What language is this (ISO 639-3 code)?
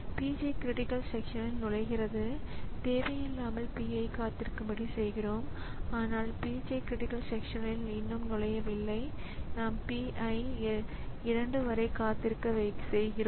tam